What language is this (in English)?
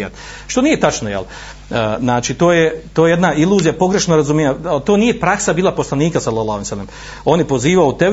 Croatian